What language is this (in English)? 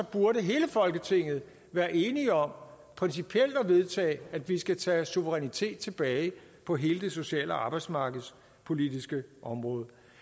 Danish